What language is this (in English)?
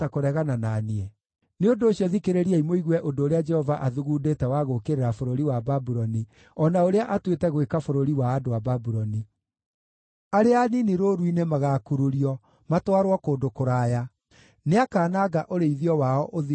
Kikuyu